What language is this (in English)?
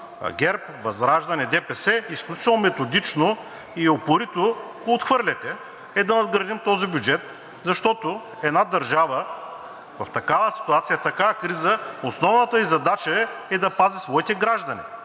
Bulgarian